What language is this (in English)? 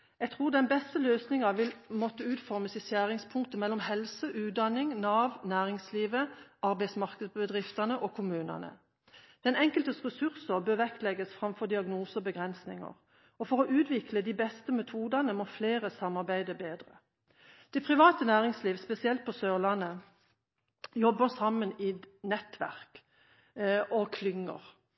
Norwegian Bokmål